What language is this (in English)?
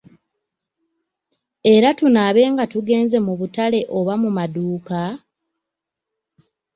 Ganda